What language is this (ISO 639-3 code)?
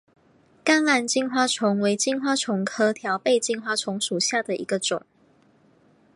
zho